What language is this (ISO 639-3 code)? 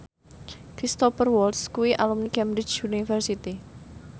jav